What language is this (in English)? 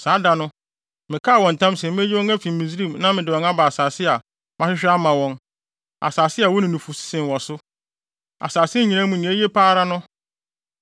Akan